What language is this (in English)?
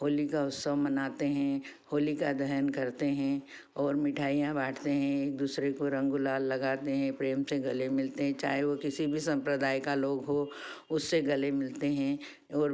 Hindi